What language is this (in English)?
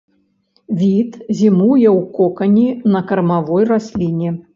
Belarusian